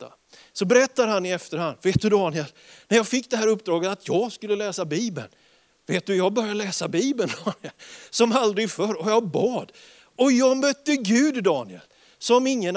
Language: Swedish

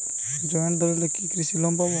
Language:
Bangla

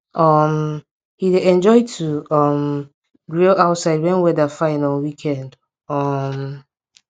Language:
Nigerian Pidgin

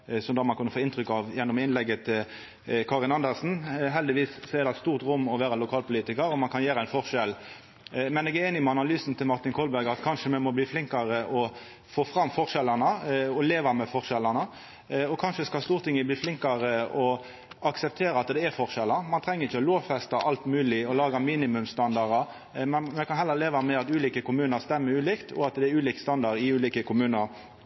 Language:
Norwegian Nynorsk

